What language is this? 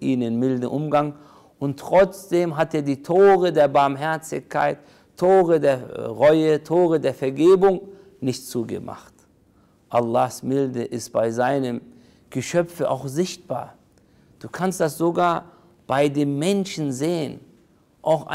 German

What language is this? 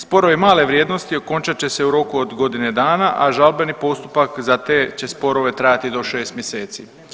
Croatian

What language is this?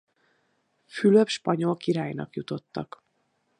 Hungarian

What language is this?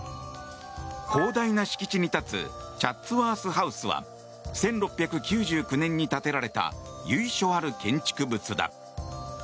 Japanese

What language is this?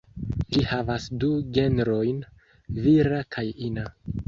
Esperanto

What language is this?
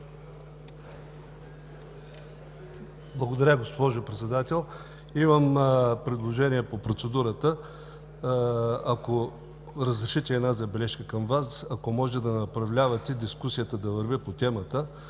Bulgarian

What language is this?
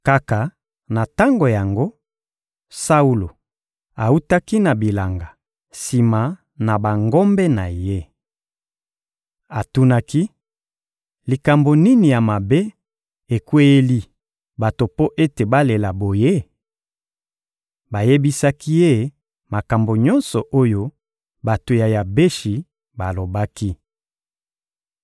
Lingala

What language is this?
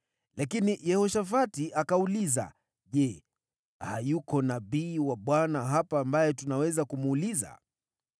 Swahili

